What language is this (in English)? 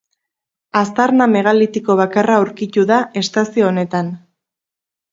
Basque